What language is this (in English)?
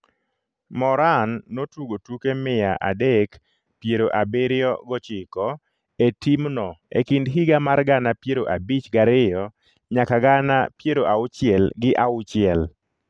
Luo (Kenya and Tanzania)